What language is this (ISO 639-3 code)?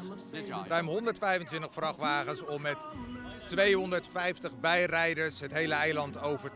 nld